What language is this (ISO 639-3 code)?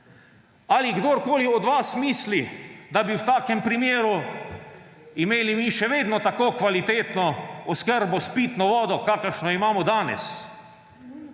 slv